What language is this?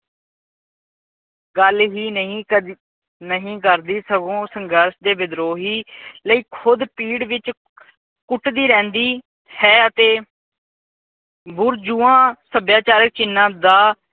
Punjabi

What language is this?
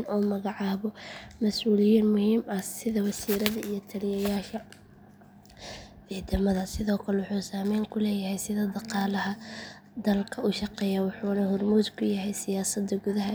Somali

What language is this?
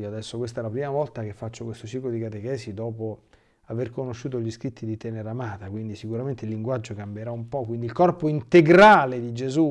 Italian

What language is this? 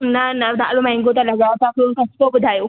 Sindhi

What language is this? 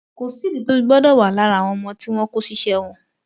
Yoruba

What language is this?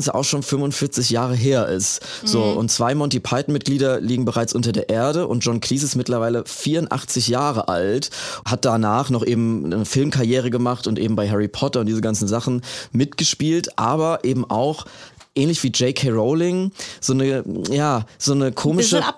German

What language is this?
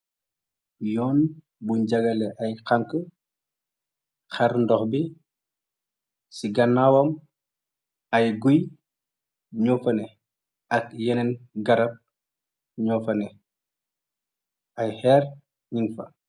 Wolof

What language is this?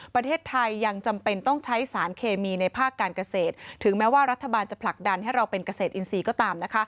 Thai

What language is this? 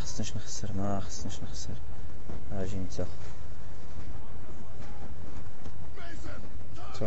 Arabic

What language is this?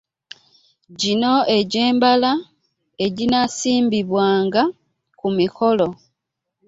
Ganda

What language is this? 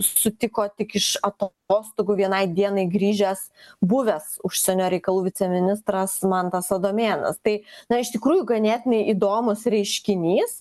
Lithuanian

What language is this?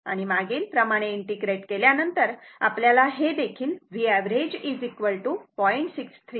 Marathi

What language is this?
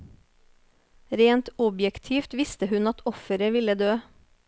Norwegian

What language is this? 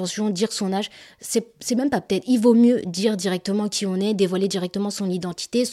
French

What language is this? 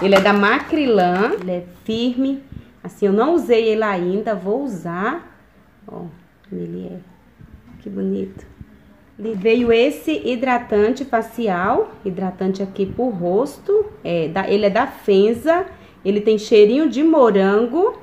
Portuguese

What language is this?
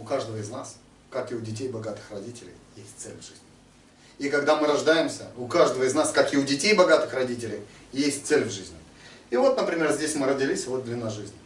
Russian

